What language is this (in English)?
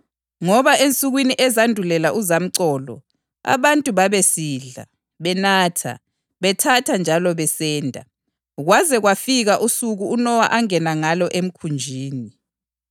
North Ndebele